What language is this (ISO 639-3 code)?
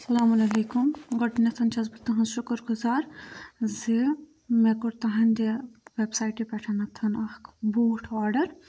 kas